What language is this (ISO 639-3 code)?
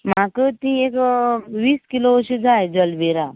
kok